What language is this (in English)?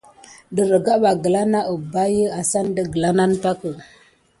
Gidar